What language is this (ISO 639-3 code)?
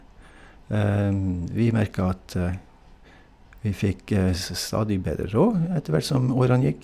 nor